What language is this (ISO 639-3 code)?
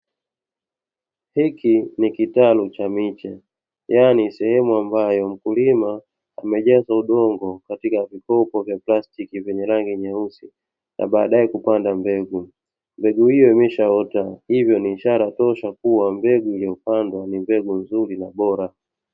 swa